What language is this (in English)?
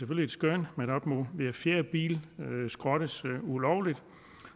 Danish